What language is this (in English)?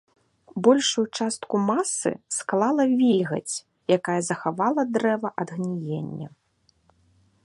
Belarusian